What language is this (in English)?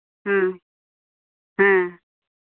Santali